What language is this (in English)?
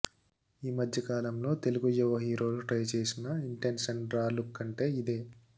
Telugu